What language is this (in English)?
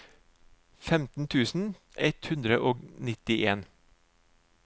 Norwegian